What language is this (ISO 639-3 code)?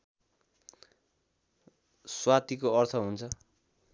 nep